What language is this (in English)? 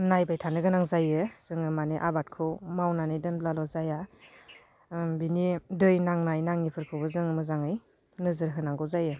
Bodo